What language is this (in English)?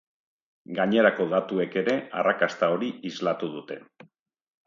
Basque